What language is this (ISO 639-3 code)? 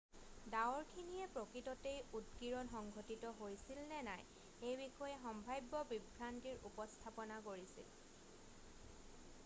asm